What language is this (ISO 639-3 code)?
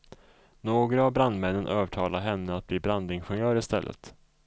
swe